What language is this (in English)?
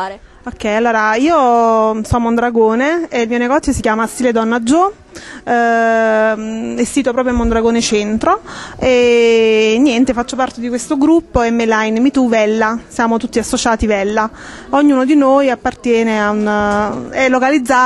Italian